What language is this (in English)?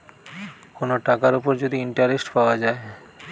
Bangla